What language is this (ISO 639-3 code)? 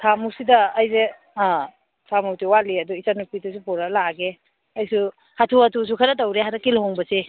mni